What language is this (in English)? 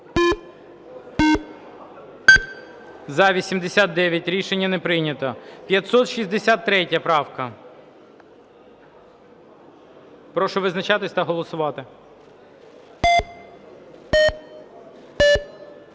Ukrainian